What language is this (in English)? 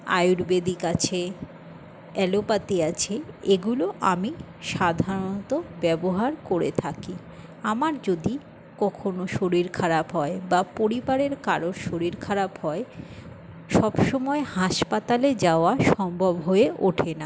Bangla